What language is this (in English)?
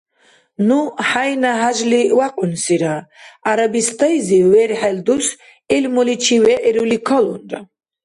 Dargwa